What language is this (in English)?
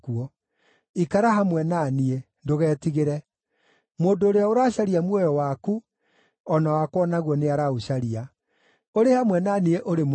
Kikuyu